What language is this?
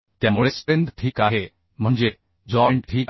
Marathi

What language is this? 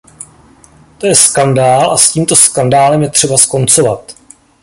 Czech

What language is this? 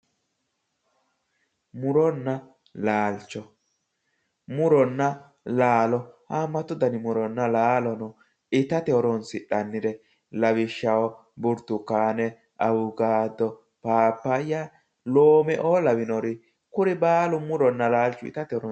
Sidamo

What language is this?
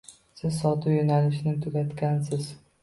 Uzbek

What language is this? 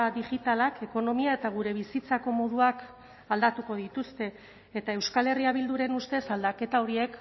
Basque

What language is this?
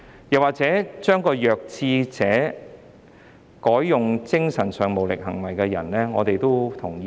Cantonese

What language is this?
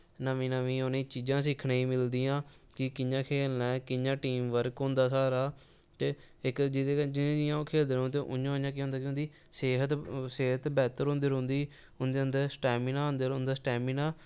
Dogri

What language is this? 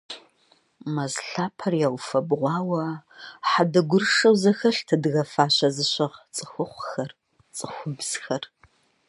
Kabardian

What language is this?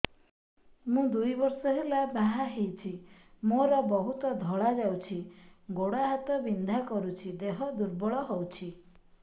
Odia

